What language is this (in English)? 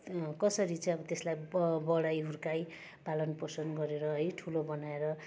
Nepali